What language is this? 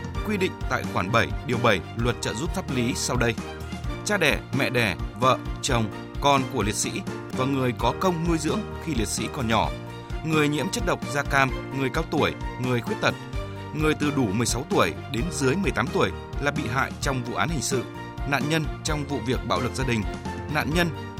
Vietnamese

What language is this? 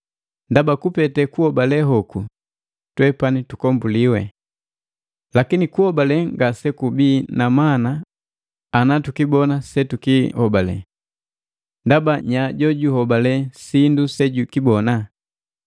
Matengo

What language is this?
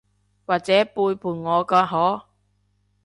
Cantonese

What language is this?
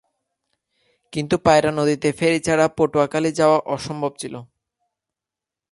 Bangla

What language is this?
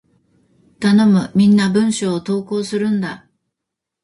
Japanese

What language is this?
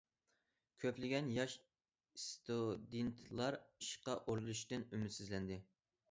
Uyghur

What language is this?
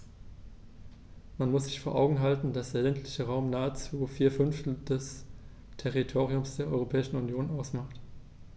German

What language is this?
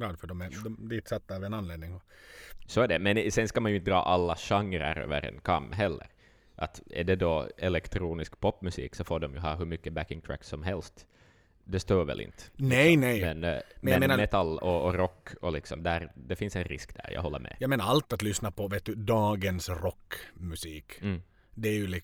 Swedish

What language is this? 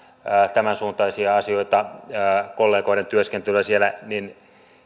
Finnish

